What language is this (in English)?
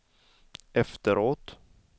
Swedish